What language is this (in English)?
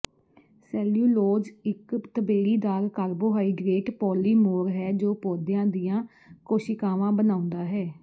Punjabi